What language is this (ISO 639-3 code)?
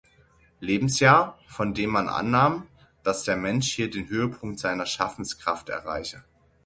deu